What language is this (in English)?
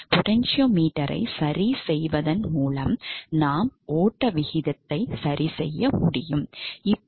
Tamil